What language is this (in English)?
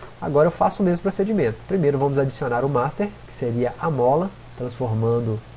Portuguese